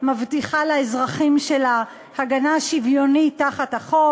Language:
Hebrew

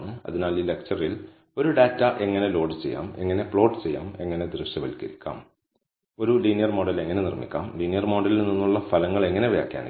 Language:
Malayalam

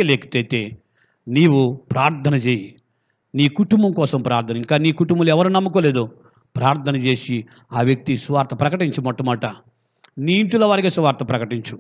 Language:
Telugu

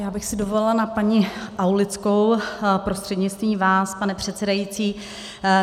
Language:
Czech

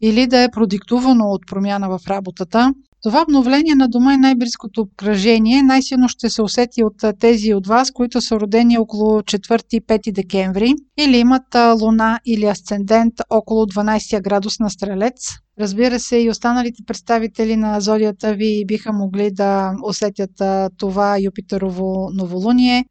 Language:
Bulgarian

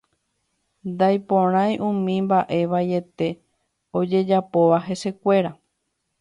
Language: Guarani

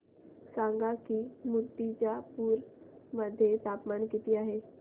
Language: Marathi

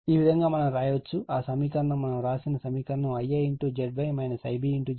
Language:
Telugu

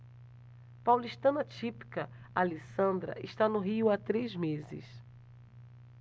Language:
Portuguese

